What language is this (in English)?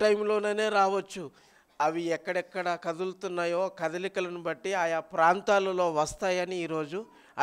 Telugu